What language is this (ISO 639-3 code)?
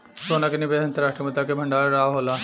bho